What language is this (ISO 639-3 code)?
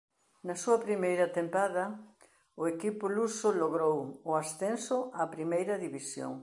glg